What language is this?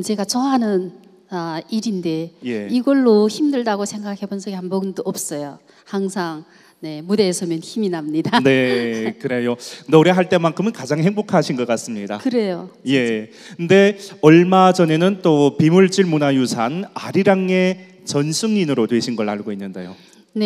Korean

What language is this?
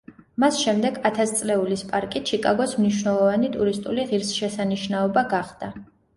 Georgian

